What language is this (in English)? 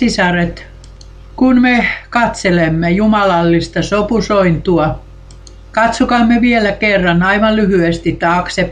Finnish